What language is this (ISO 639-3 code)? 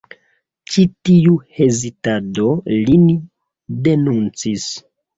epo